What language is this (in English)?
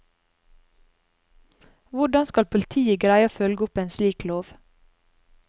Norwegian